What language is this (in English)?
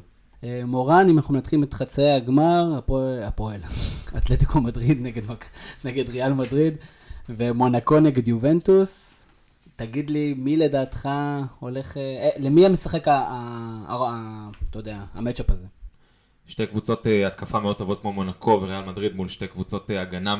Hebrew